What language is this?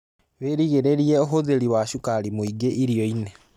Kikuyu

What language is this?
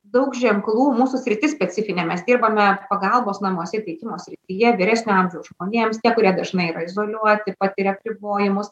Lithuanian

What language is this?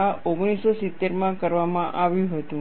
Gujarati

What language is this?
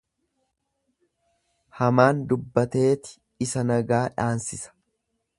Oromo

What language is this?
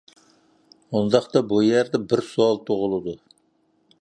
Uyghur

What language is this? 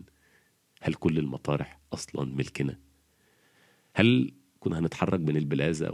Arabic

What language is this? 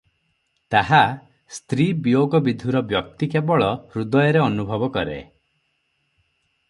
Odia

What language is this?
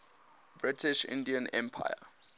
English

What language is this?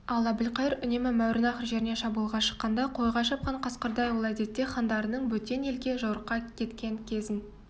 Kazakh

